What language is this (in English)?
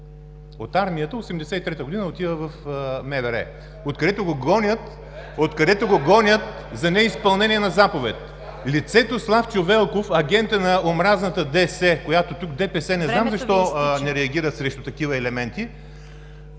Bulgarian